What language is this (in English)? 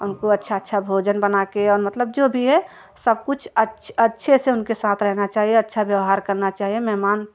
Hindi